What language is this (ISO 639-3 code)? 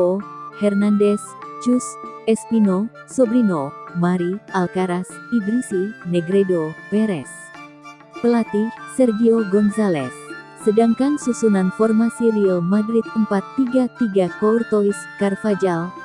ind